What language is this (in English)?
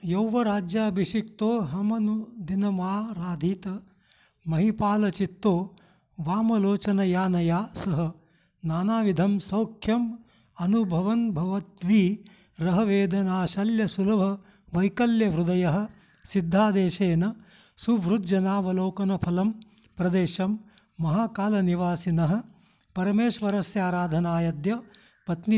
Sanskrit